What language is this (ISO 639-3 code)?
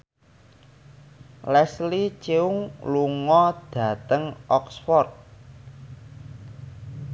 jav